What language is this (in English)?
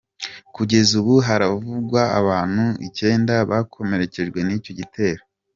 Kinyarwanda